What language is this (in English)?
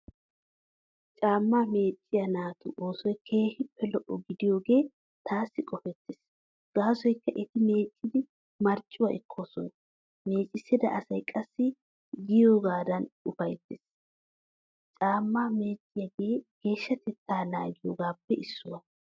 Wolaytta